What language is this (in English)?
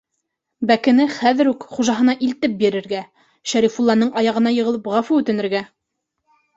Bashkir